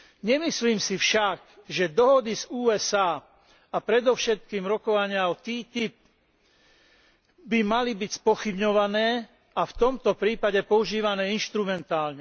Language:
Slovak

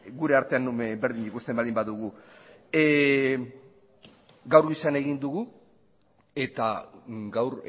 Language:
Basque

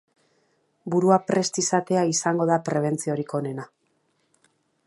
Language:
Basque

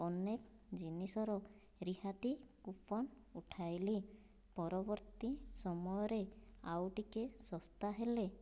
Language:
Odia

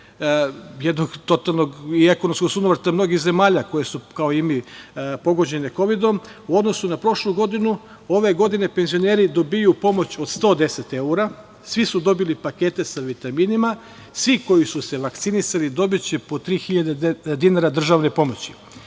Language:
Serbian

